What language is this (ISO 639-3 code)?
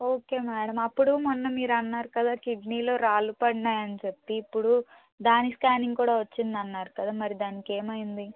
tel